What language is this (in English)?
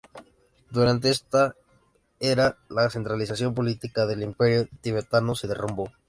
Spanish